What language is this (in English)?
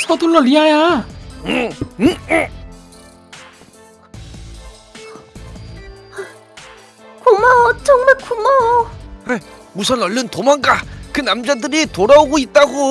Korean